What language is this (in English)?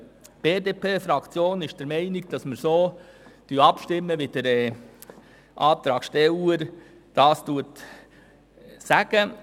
Swiss German